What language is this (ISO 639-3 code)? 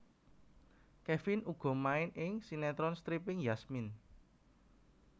jav